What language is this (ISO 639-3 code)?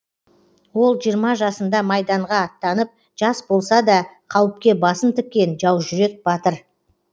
kaz